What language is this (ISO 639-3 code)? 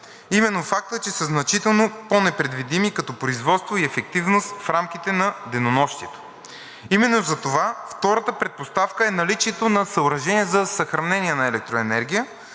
bul